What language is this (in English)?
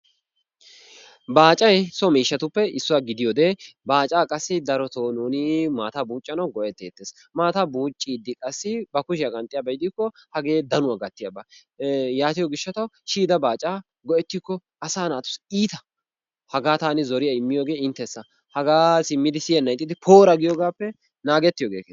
Wolaytta